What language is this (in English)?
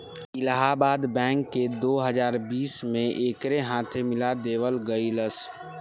Bhojpuri